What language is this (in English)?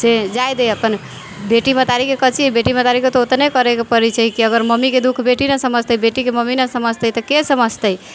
Maithili